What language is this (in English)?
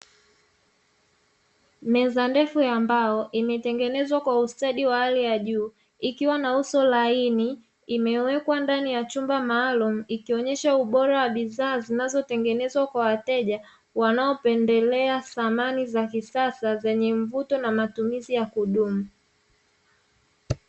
Swahili